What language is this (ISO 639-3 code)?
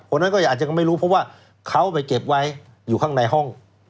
tha